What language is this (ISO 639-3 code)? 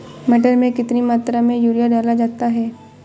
hin